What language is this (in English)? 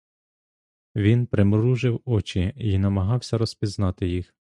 Ukrainian